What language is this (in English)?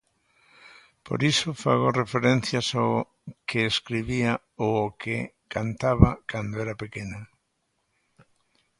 Galician